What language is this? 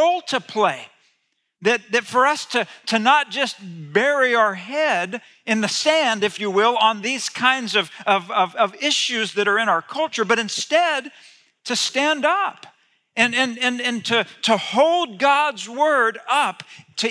English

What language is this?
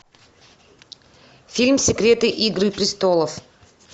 Russian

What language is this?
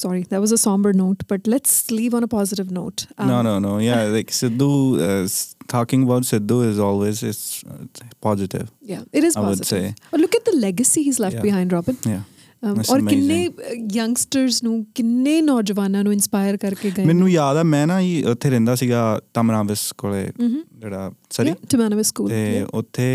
Punjabi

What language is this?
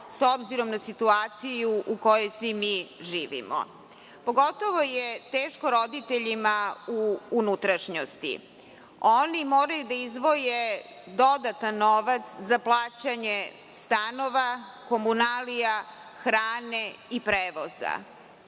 Serbian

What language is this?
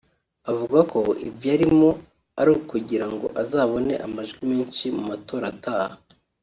Kinyarwanda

